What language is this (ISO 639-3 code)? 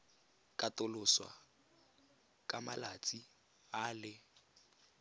tsn